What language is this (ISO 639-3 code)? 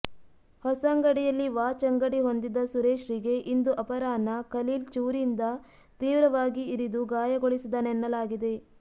kan